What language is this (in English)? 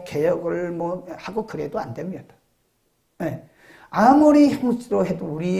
Korean